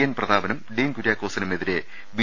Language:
Malayalam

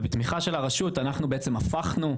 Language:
Hebrew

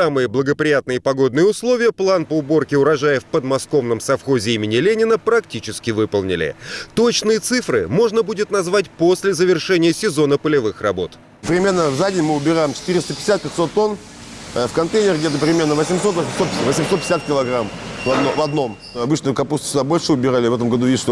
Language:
Russian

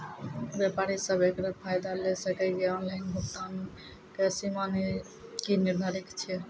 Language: Maithili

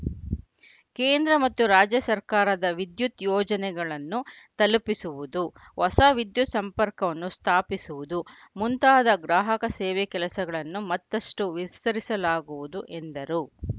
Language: Kannada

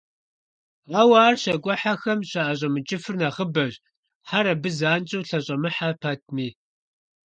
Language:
Kabardian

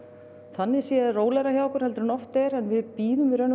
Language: Icelandic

